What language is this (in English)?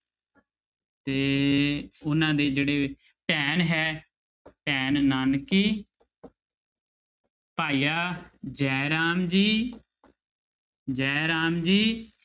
Punjabi